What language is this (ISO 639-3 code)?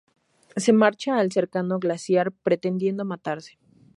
spa